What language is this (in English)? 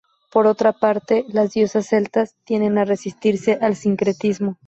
Spanish